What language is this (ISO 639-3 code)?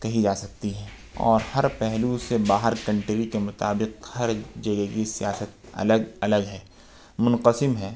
urd